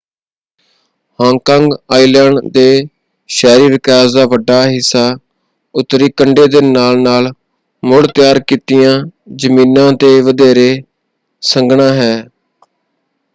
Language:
Punjabi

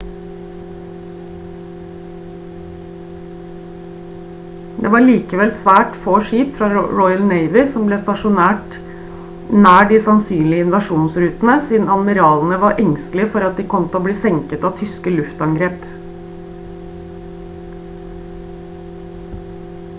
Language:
Norwegian Bokmål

